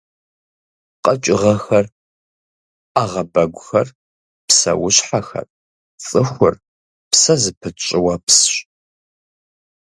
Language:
Kabardian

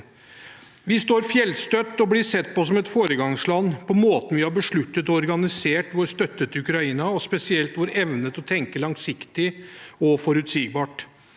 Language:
Norwegian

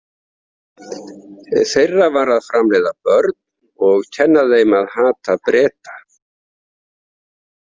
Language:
Icelandic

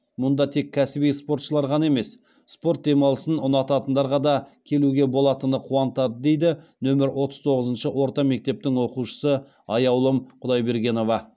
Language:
Kazakh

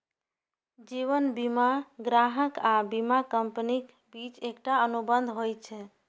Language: Maithili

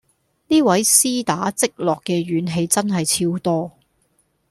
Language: Cantonese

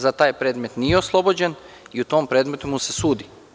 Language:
Serbian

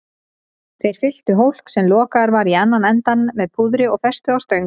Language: Icelandic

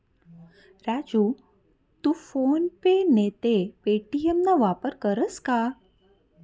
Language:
Marathi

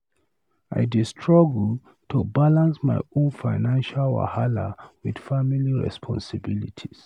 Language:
Nigerian Pidgin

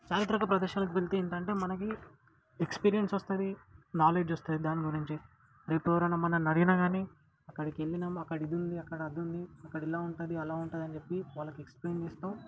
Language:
Telugu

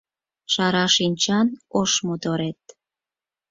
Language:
Mari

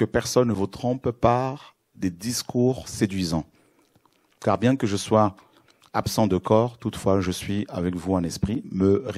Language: French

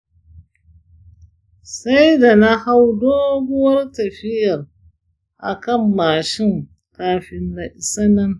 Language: Hausa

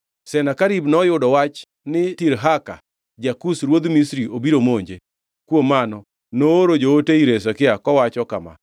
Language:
Luo (Kenya and Tanzania)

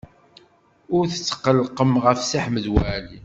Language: Kabyle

